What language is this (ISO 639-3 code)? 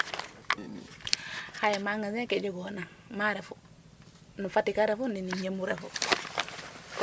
srr